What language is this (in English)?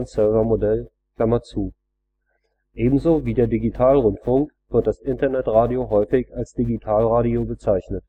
German